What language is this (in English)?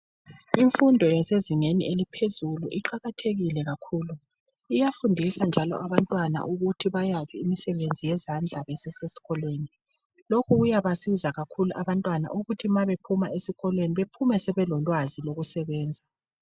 North Ndebele